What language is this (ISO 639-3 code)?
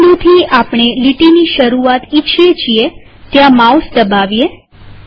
guj